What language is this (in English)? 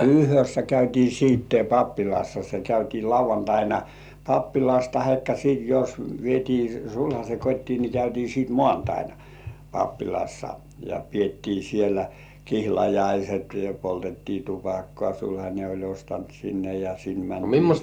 Finnish